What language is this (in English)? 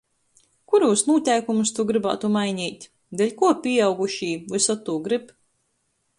Latgalian